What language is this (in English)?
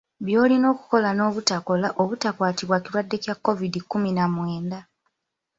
Ganda